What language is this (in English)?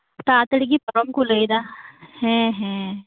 Santali